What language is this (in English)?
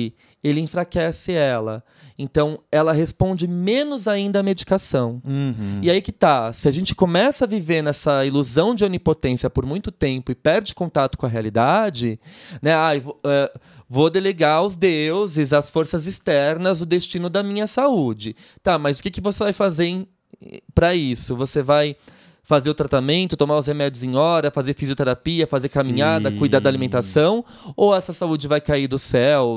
Portuguese